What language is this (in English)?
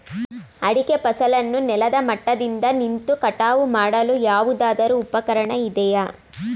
Kannada